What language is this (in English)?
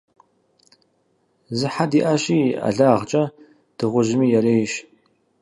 Kabardian